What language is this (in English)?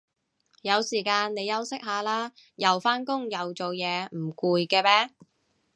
Cantonese